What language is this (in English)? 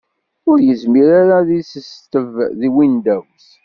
Kabyle